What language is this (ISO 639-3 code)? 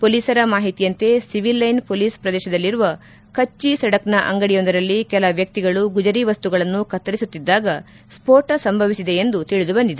kan